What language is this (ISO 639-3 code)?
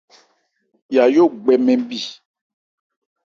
ebr